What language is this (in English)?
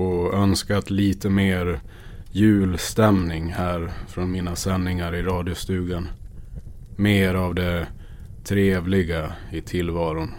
Swedish